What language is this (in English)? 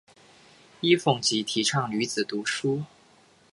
Chinese